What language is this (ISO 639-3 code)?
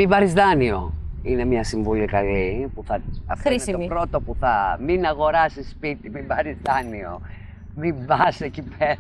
ell